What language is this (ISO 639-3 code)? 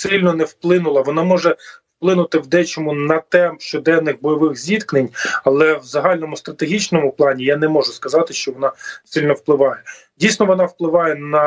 ukr